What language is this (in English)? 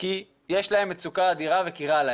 Hebrew